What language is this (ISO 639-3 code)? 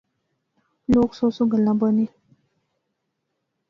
phr